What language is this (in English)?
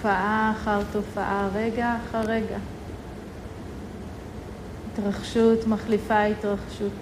Hebrew